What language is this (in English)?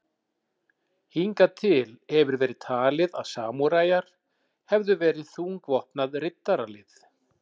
Icelandic